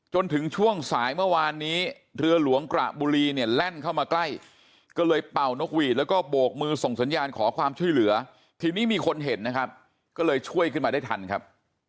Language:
Thai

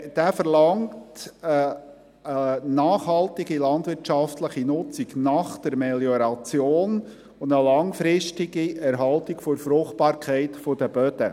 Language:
Swiss German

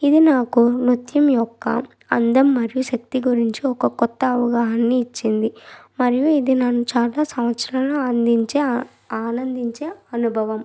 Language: Telugu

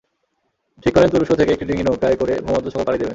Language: Bangla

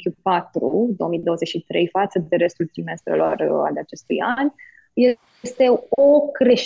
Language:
Romanian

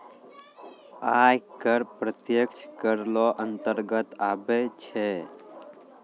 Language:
Maithili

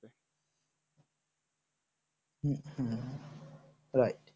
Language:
Bangla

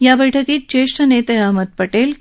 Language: Marathi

